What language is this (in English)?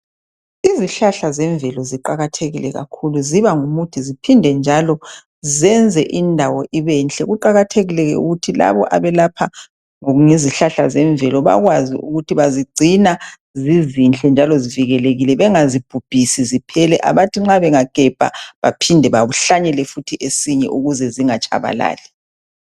North Ndebele